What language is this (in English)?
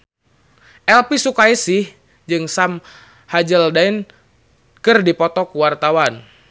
Sundanese